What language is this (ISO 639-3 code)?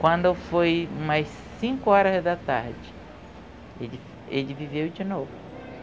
por